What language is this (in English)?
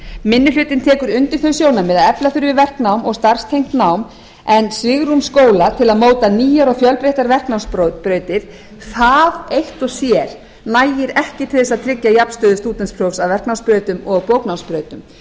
Icelandic